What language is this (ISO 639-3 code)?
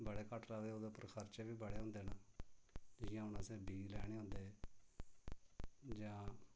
doi